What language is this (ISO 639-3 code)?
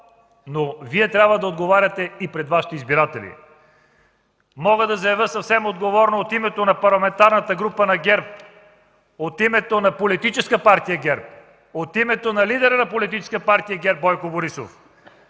bul